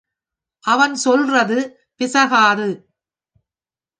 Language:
Tamil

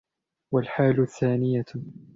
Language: Arabic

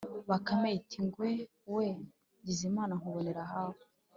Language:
Kinyarwanda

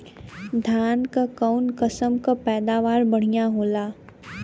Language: Bhojpuri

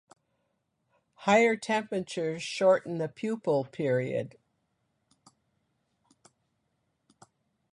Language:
English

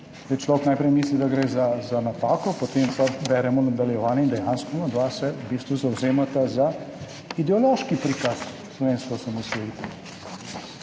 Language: Slovenian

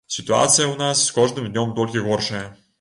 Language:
Belarusian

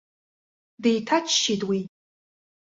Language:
Abkhazian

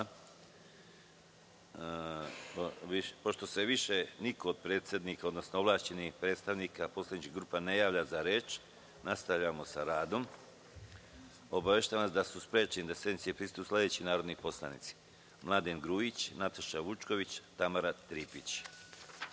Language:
Serbian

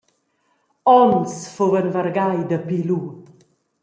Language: Romansh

